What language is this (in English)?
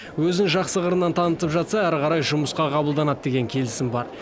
Kazakh